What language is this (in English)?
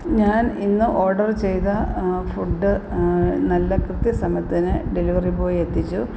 Malayalam